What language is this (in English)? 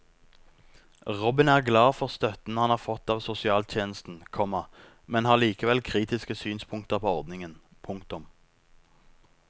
Norwegian